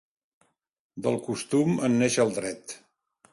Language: Catalan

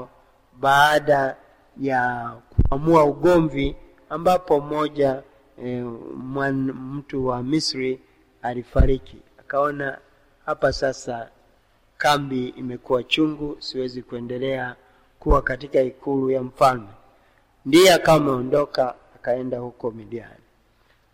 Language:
Swahili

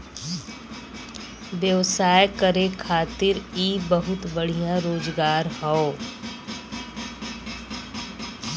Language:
Bhojpuri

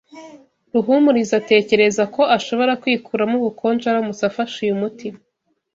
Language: Kinyarwanda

